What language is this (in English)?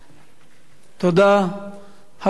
Hebrew